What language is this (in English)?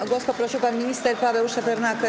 Polish